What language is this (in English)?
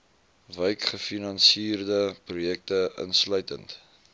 Afrikaans